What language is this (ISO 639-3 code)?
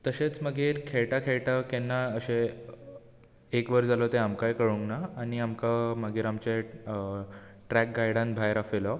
kok